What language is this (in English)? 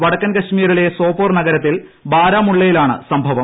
Malayalam